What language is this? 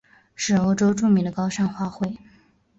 Chinese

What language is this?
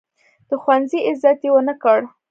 Pashto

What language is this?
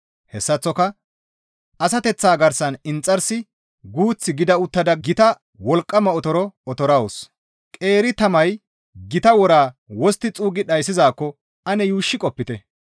Gamo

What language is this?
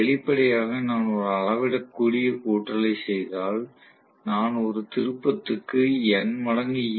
Tamil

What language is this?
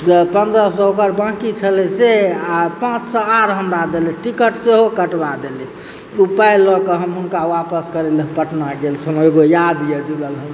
Maithili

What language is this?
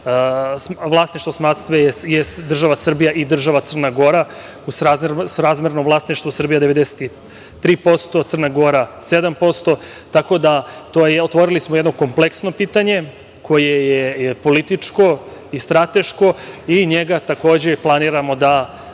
Serbian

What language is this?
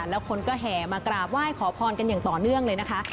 Thai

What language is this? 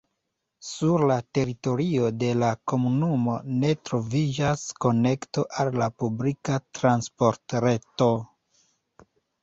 Esperanto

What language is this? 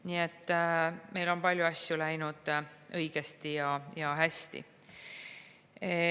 Estonian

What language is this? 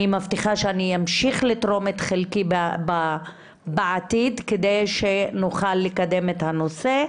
Hebrew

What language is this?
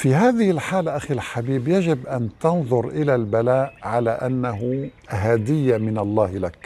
Arabic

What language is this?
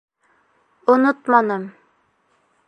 Bashkir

